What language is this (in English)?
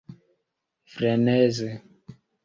Esperanto